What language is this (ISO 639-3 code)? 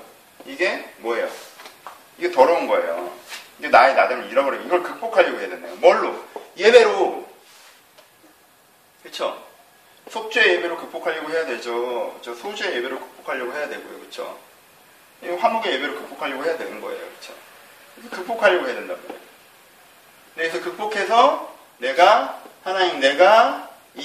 kor